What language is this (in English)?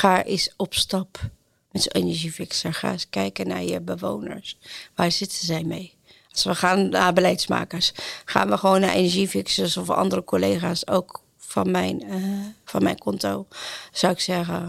Dutch